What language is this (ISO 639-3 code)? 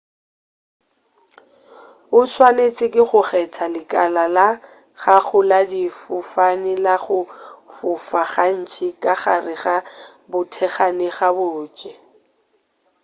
nso